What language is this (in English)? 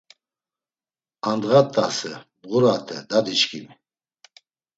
Laz